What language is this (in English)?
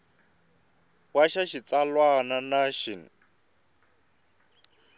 Tsonga